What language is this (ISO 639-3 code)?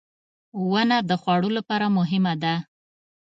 pus